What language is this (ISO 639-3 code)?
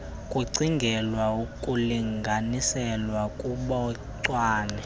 xho